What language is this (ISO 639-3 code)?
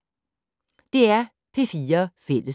dan